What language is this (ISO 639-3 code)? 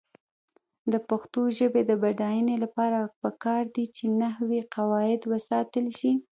pus